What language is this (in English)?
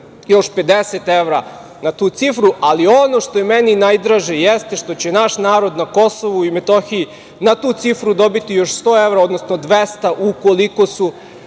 Serbian